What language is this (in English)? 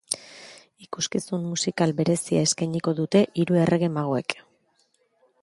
Basque